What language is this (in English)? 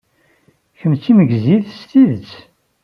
Kabyle